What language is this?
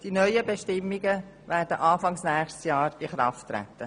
Swiss German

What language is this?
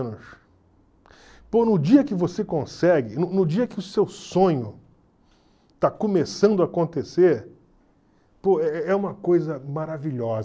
Portuguese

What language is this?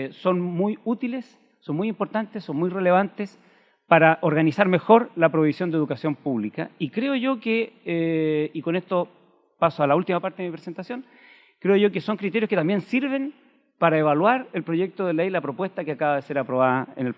Spanish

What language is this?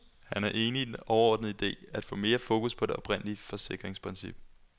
Danish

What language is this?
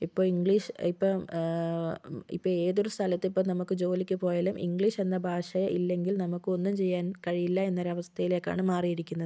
Malayalam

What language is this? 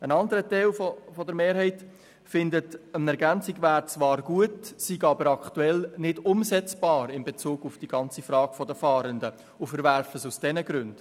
Swiss German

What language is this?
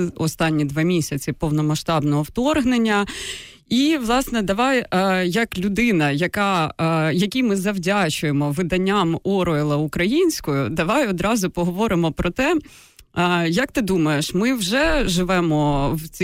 Ukrainian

